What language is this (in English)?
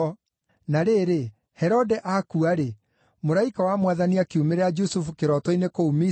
Kikuyu